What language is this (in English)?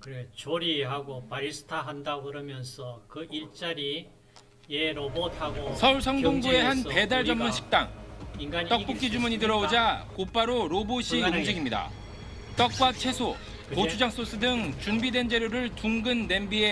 Korean